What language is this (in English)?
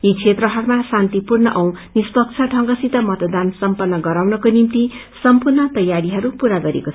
Nepali